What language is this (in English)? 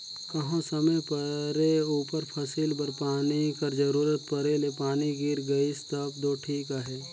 Chhattisgarhi